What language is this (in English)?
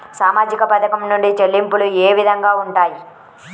Telugu